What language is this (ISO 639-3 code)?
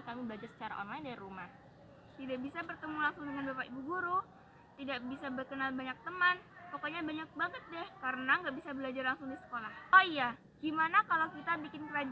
ind